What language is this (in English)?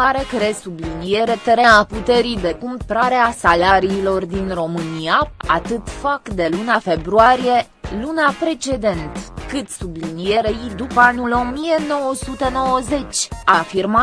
Romanian